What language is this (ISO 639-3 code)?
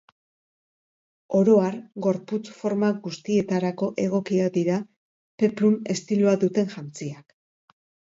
eus